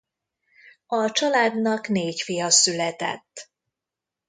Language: Hungarian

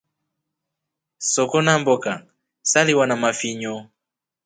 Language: Rombo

